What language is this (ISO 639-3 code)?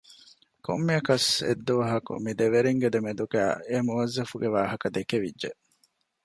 div